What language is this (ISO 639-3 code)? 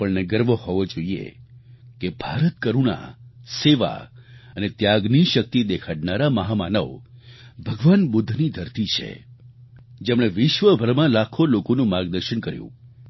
guj